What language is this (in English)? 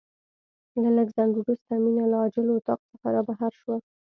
Pashto